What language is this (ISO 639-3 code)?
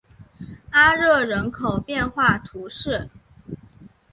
zho